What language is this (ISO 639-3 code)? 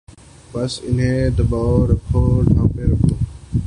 urd